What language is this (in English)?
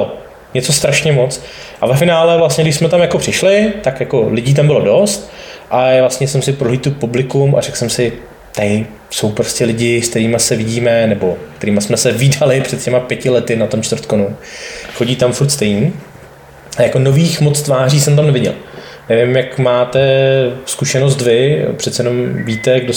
Czech